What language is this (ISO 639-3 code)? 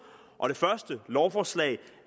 dan